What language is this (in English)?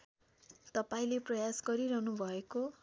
Nepali